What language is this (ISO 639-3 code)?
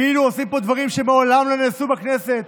heb